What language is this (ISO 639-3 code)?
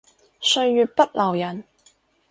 yue